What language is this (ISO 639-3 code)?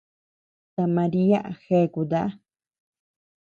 cux